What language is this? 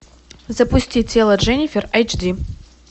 Russian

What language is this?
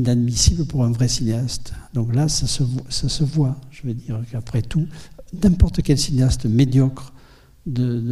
French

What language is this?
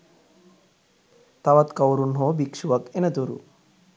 Sinhala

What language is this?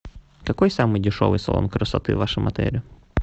Russian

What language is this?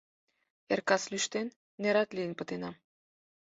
Mari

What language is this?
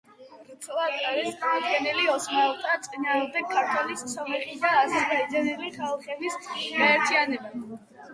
Georgian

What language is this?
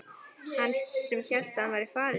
Icelandic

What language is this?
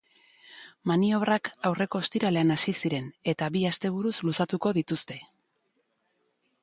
Basque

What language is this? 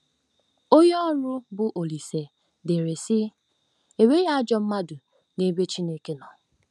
Igbo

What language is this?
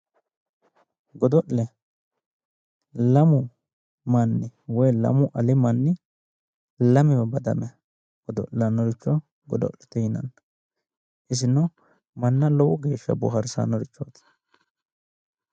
Sidamo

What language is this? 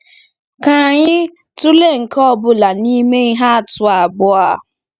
Igbo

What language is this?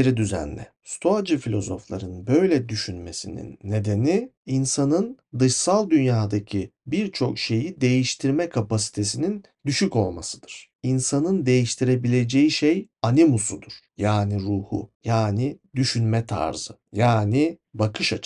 Turkish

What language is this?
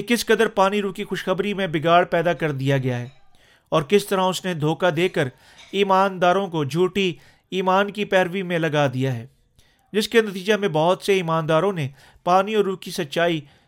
Urdu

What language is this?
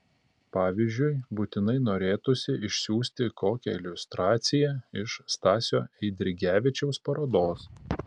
Lithuanian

